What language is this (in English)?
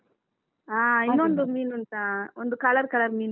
Kannada